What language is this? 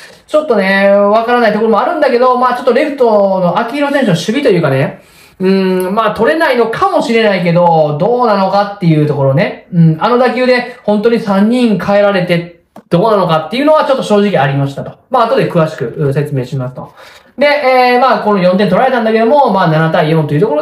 Japanese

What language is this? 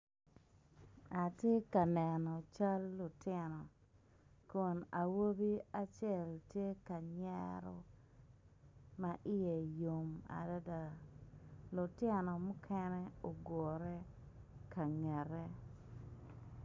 Acoli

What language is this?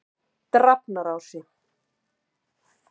Icelandic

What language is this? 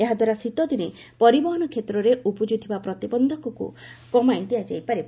Odia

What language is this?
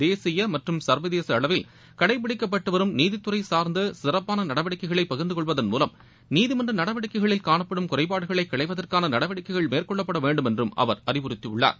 Tamil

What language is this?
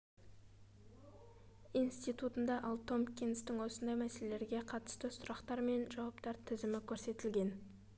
Kazakh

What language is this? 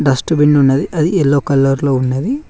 Telugu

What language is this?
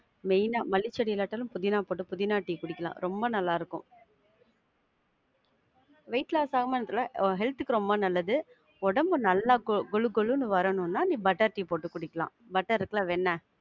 Tamil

